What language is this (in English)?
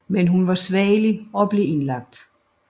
Danish